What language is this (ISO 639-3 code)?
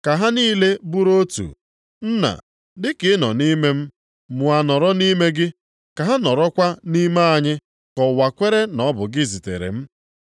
ibo